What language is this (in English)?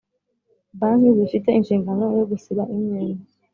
Kinyarwanda